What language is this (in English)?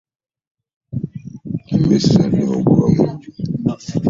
Ganda